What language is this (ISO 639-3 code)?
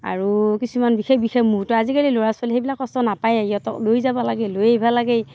asm